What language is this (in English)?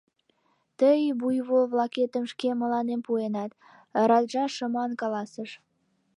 Mari